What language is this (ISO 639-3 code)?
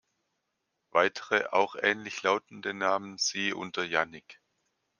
deu